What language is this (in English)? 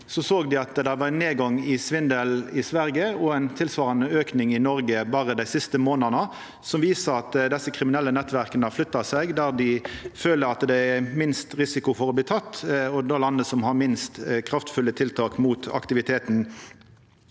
Norwegian